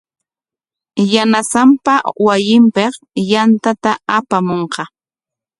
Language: Corongo Ancash Quechua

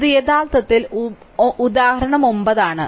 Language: Malayalam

